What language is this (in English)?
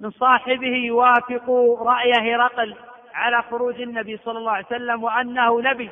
Arabic